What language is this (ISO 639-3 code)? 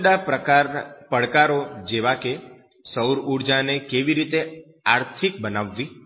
guj